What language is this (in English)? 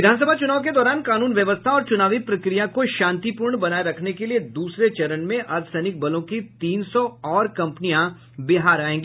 Hindi